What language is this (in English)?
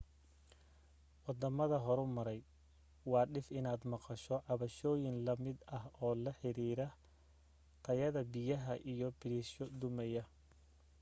Somali